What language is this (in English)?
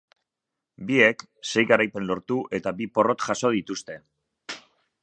Basque